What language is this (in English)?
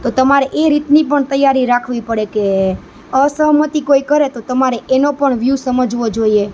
Gujarati